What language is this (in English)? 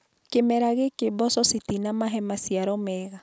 Kikuyu